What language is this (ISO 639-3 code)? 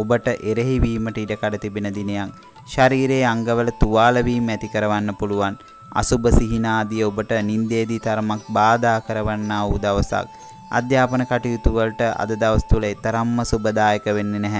ind